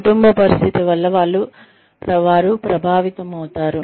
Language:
Telugu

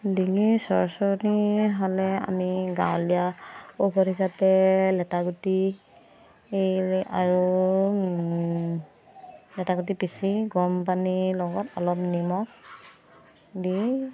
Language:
Assamese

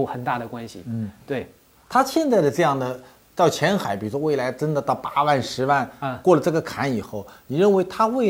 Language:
Chinese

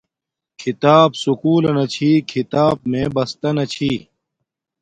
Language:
Domaaki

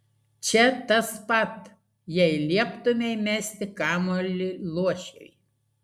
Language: Lithuanian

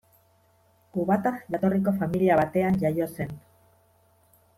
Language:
Basque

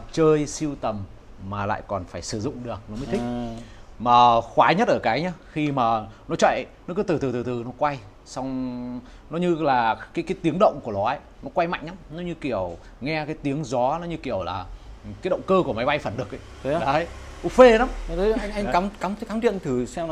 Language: Vietnamese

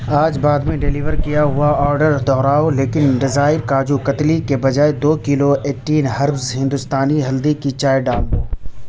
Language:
Urdu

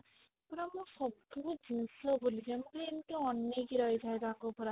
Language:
Odia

